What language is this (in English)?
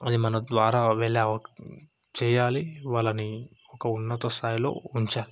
Telugu